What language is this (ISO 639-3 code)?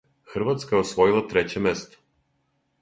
srp